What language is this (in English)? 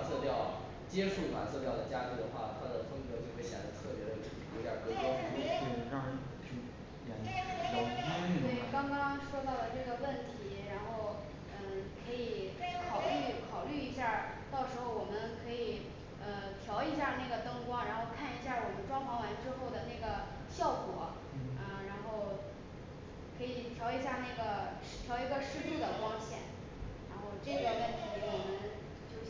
Chinese